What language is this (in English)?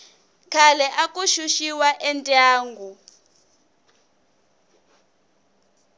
Tsonga